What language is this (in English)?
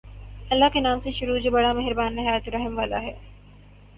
Urdu